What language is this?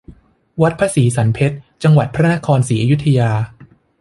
Thai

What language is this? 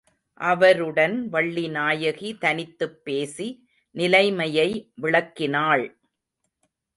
Tamil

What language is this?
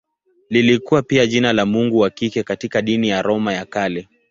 Swahili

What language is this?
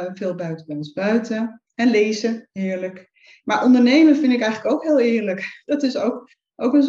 Dutch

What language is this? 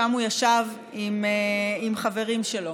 Hebrew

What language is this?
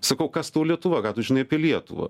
Lithuanian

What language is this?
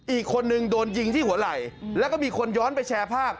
Thai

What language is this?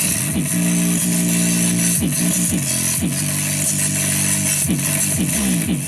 Indonesian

